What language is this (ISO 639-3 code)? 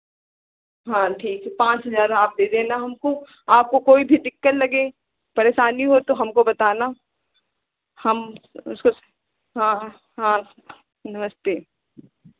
hin